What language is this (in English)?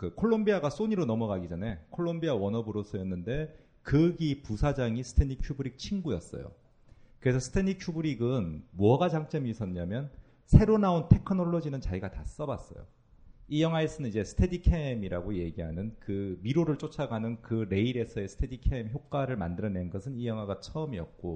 Korean